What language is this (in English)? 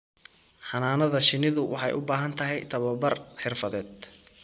Somali